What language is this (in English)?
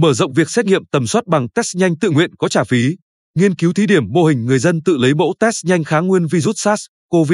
Vietnamese